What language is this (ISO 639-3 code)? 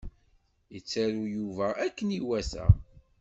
kab